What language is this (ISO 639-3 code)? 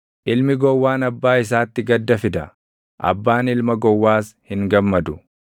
orm